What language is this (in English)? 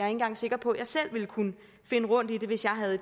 Danish